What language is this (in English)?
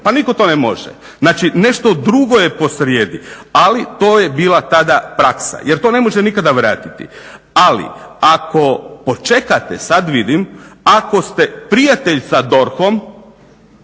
Croatian